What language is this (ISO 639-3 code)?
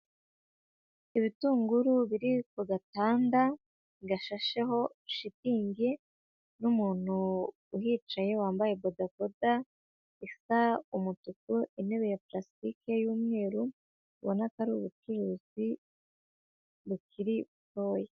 kin